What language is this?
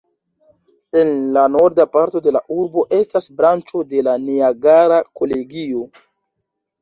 Esperanto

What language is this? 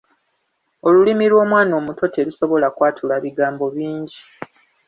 Ganda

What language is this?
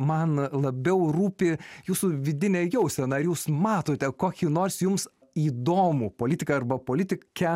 Lithuanian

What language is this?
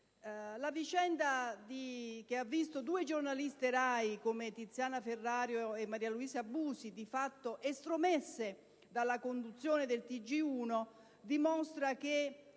Italian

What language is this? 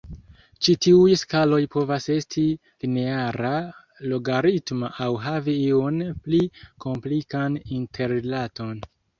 Esperanto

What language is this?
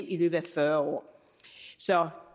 Danish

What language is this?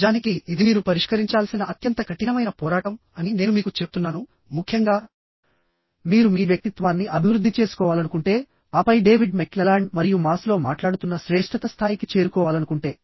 Telugu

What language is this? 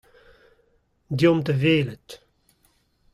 Breton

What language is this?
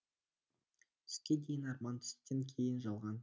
Kazakh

